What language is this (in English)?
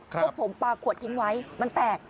Thai